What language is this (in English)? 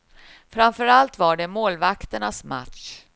Swedish